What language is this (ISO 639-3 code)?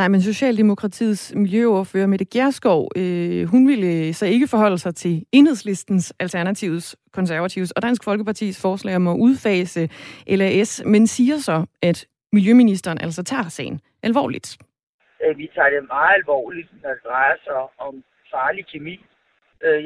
dan